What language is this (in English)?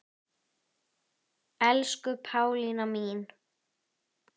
Icelandic